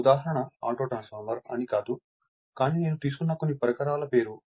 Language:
Telugu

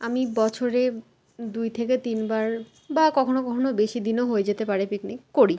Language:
Bangla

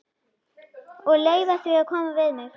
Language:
Icelandic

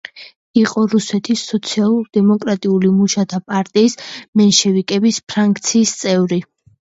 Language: Georgian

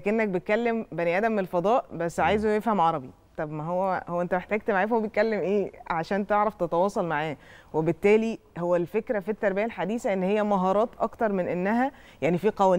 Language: Arabic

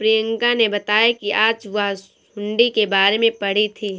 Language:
Hindi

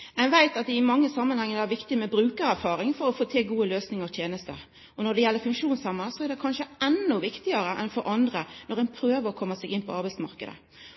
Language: Norwegian Nynorsk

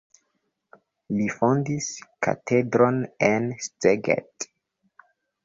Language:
Esperanto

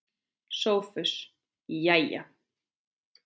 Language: Icelandic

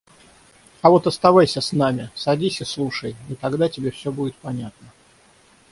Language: Russian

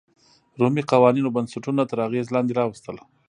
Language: Pashto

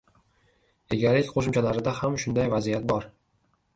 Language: Uzbek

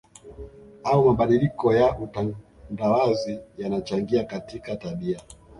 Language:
Swahili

